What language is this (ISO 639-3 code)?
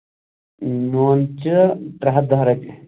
kas